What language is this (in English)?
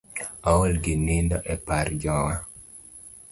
Luo (Kenya and Tanzania)